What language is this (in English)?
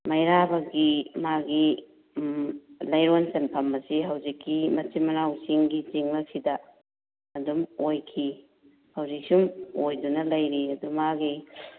Manipuri